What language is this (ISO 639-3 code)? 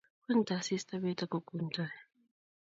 kln